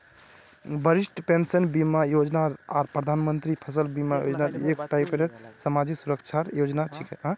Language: Magahi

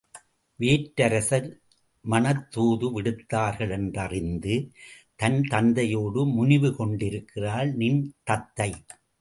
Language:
Tamil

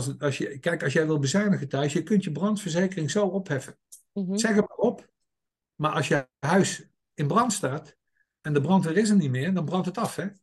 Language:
Dutch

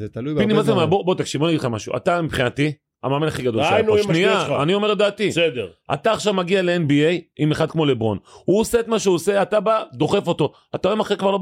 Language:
Hebrew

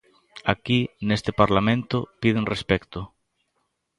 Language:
Galician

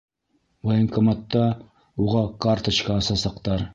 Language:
Bashkir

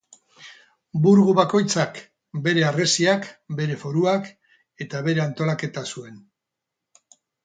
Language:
Basque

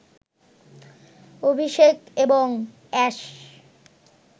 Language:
Bangla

